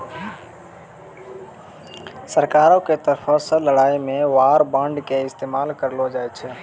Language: Maithili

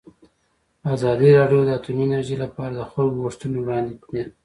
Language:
Pashto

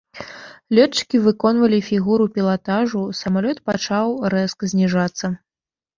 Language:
Belarusian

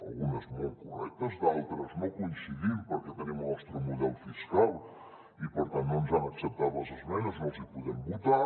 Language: Catalan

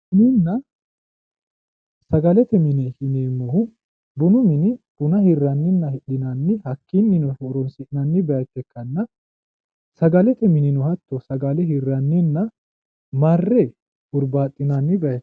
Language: Sidamo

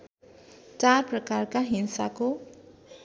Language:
Nepali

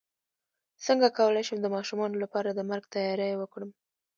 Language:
Pashto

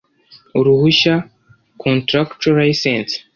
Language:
Kinyarwanda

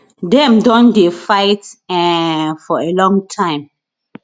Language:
Nigerian Pidgin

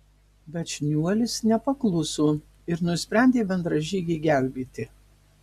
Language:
Lithuanian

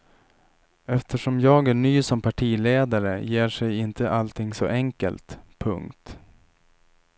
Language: Swedish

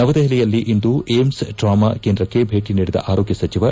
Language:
Kannada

